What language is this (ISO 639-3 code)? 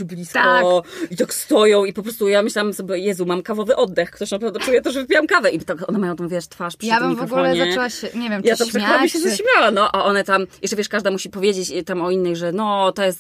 pol